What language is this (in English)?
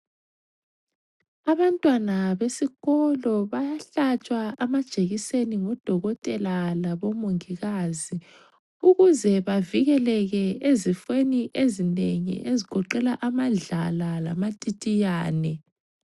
North Ndebele